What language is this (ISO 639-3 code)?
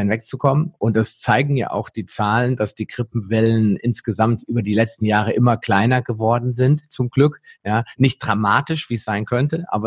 deu